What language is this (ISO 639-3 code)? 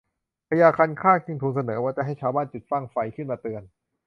tha